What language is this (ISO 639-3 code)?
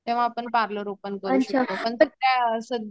mar